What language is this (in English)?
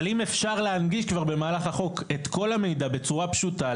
Hebrew